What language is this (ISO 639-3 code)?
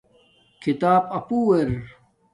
dmk